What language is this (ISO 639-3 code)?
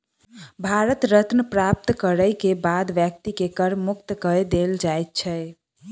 mai